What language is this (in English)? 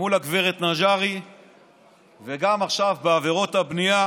Hebrew